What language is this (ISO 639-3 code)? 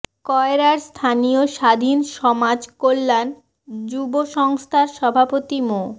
ben